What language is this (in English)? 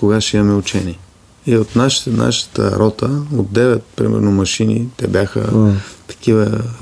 Bulgarian